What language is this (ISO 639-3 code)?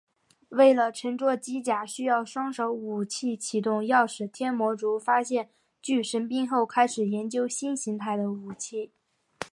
zho